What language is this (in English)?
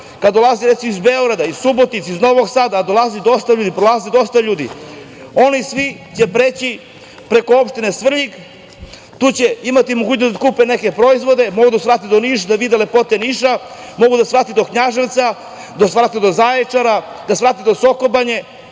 Serbian